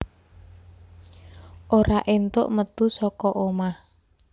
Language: Javanese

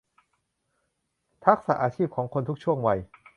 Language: Thai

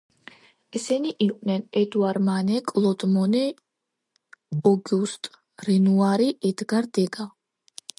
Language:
Georgian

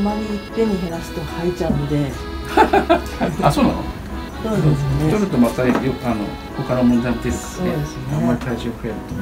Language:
Japanese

